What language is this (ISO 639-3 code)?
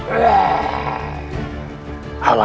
ind